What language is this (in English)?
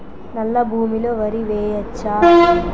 Telugu